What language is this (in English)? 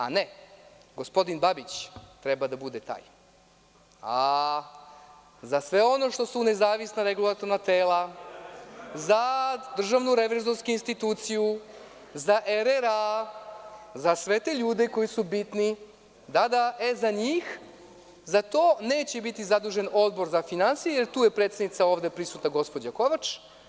Serbian